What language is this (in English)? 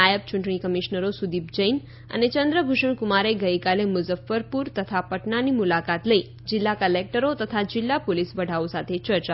Gujarati